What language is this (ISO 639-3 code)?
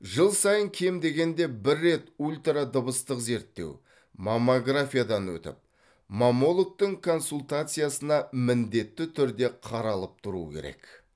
kaz